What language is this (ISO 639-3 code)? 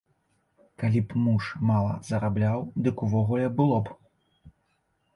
bel